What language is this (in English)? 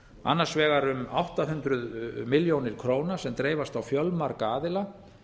Icelandic